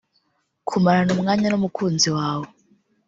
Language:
Kinyarwanda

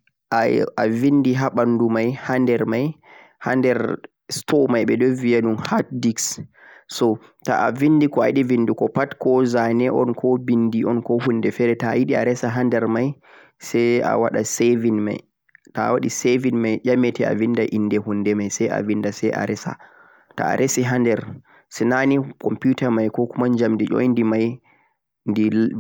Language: Central-Eastern Niger Fulfulde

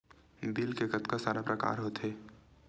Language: Chhattisgarhi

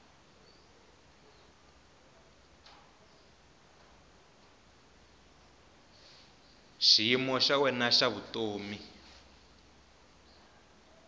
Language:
Tsonga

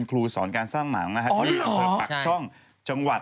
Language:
Thai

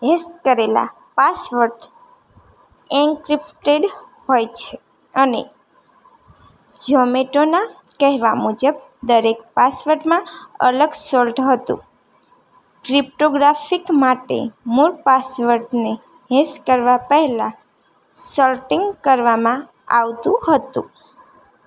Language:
Gujarati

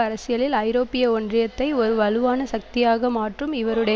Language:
Tamil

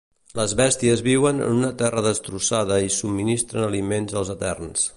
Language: Catalan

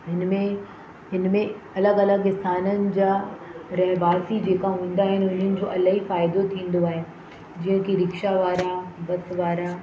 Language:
Sindhi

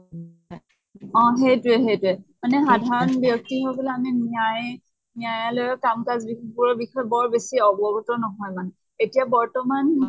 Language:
Assamese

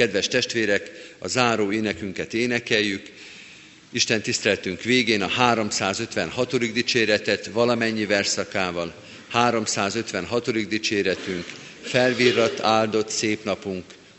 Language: Hungarian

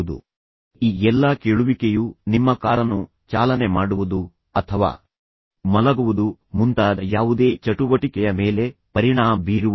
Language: Kannada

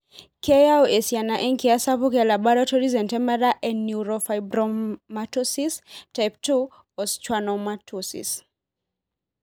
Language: Masai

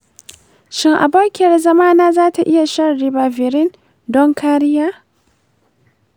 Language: Hausa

